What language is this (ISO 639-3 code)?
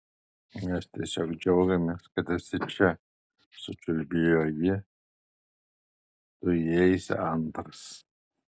lit